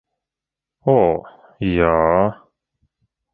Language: Latvian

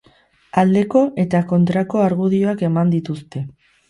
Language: Basque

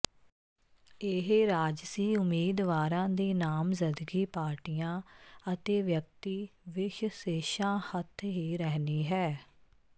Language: Punjabi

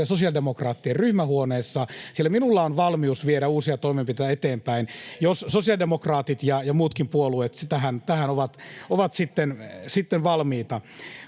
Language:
Finnish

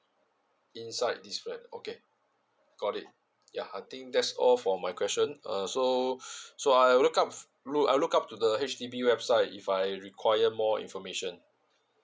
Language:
English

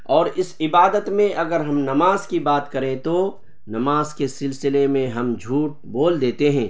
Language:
Urdu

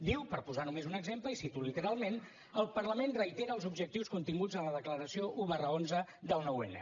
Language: Catalan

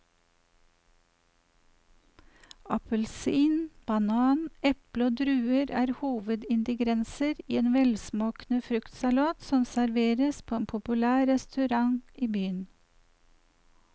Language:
Norwegian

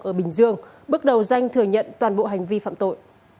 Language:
Vietnamese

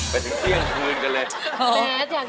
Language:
Thai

